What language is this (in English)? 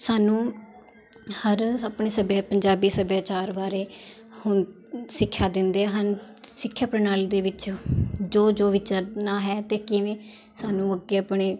Punjabi